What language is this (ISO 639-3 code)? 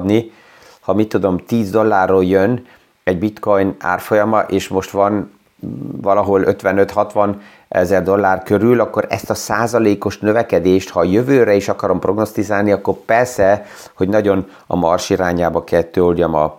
hun